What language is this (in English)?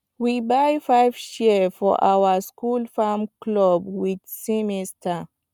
Nigerian Pidgin